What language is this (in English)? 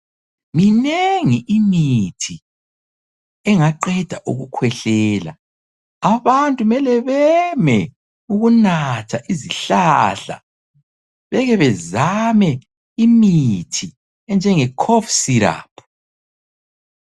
North Ndebele